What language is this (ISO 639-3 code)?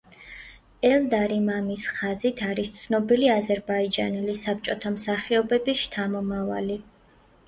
kat